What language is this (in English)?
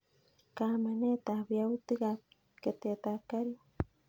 Kalenjin